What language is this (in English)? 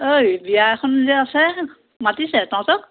Assamese